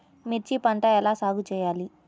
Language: Telugu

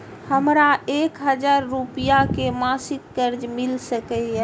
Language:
Maithili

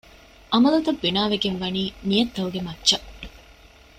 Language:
Divehi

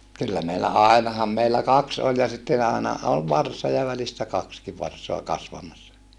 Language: Finnish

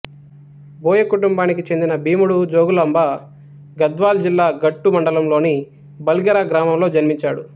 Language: Telugu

